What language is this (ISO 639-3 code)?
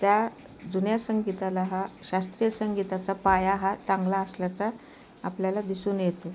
mar